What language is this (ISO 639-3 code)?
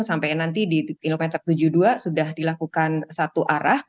ind